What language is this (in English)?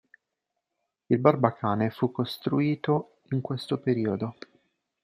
Italian